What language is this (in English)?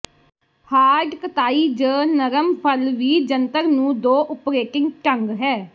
Punjabi